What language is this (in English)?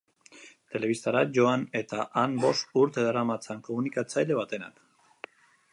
Basque